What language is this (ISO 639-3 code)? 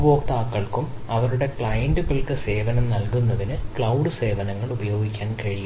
mal